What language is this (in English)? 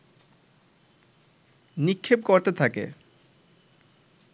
Bangla